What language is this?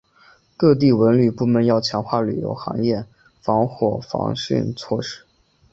Chinese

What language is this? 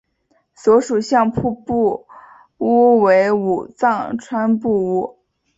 Chinese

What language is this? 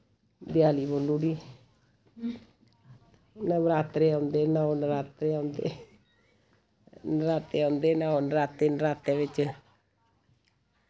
Dogri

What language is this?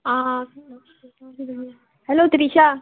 Konkani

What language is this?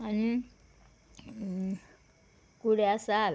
Konkani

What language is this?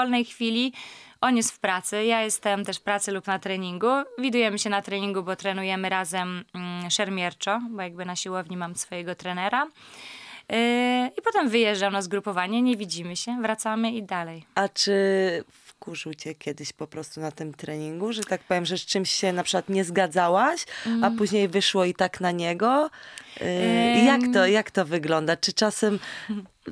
Polish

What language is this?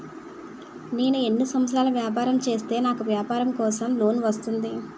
Telugu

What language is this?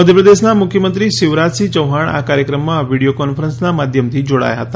Gujarati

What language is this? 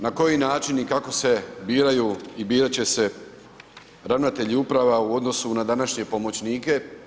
Croatian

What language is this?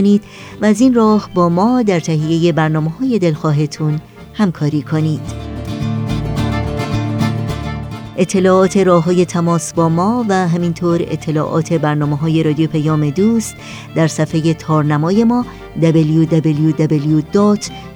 Persian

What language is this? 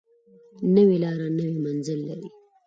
Pashto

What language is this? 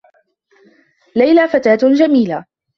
Arabic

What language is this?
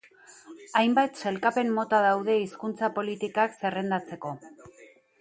Basque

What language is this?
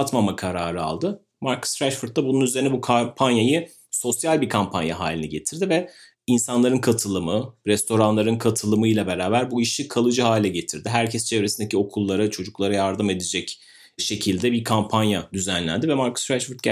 Turkish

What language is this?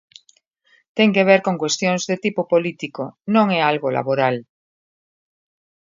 Galician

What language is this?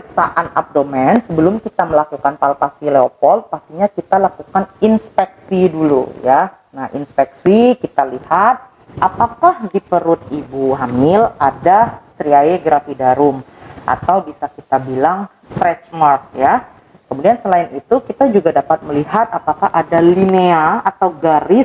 Indonesian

